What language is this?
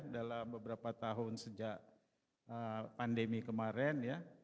Indonesian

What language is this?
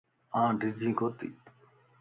Lasi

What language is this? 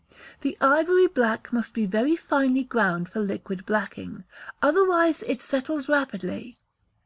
English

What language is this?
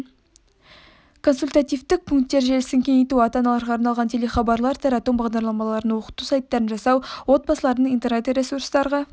Kazakh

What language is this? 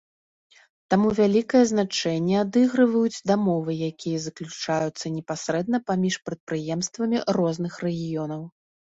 Belarusian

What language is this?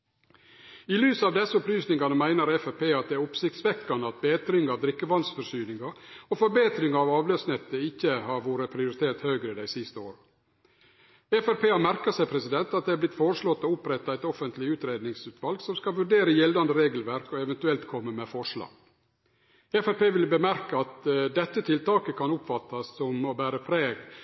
Norwegian Nynorsk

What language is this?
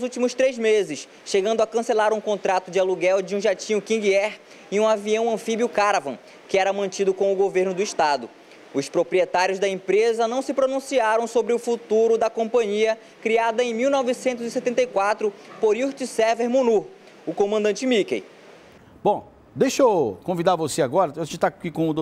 Portuguese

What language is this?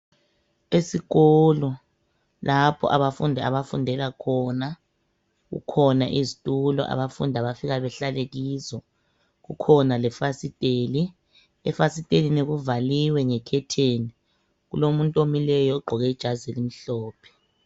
North Ndebele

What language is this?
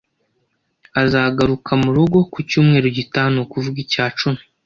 Kinyarwanda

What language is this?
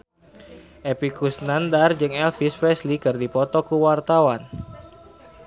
Sundanese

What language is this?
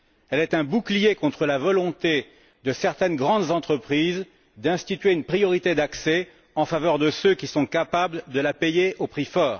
French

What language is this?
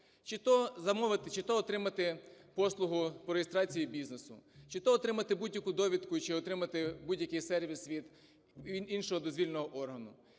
Ukrainian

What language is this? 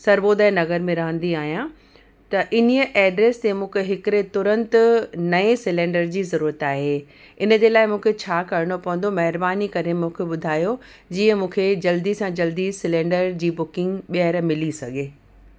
Sindhi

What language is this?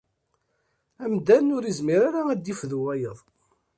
Kabyle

